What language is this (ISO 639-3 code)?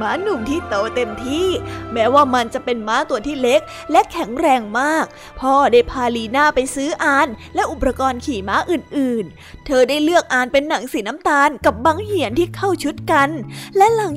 tha